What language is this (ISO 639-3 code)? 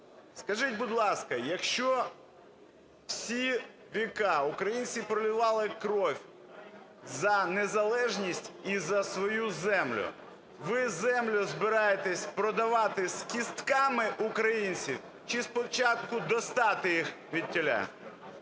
ukr